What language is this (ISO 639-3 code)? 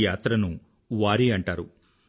tel